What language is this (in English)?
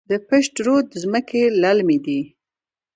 Pashto